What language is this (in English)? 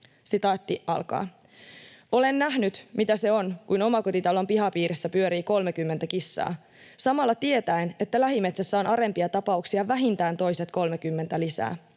Finnish